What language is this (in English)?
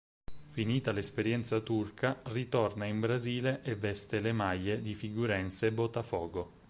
Italian